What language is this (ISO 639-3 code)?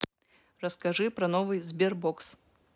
rus